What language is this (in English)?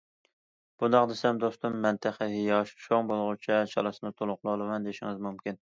Uyghur